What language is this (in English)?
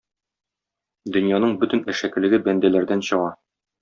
Tatar